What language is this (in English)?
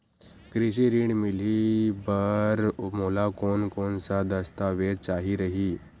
Chhattisgarhi